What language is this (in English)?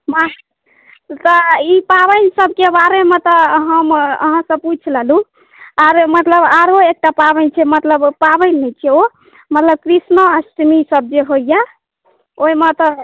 Maithili